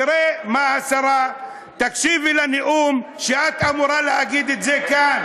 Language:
Hebrew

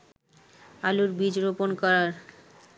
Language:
Bangla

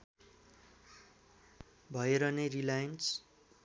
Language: Nepali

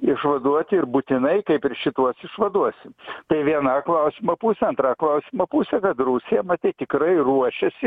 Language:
Lithuanian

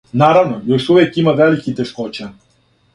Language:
Serbian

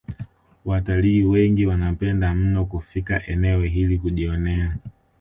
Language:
Swahili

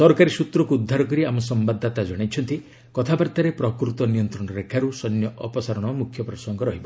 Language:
Odia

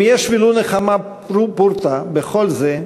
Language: Hebrew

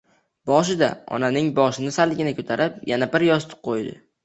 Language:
Uzbek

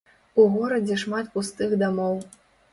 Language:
Belarusian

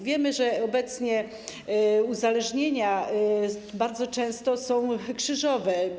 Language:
Polish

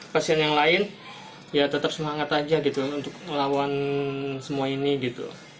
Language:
Indonesian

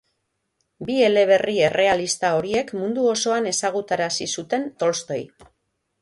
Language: Basque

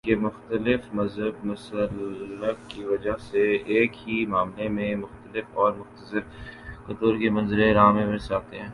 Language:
Urdu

